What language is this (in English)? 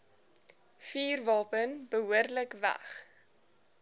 Afrikaans